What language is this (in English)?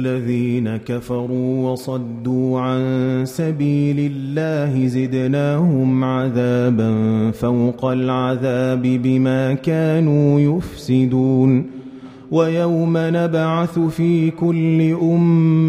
Arabic